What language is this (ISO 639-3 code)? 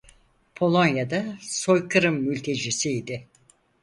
tur